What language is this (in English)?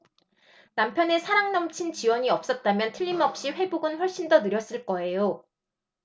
Korean